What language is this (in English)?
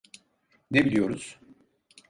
Turkish